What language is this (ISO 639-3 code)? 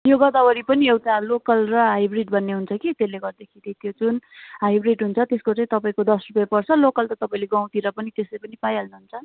nep